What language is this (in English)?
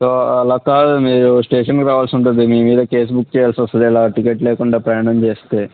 Telugu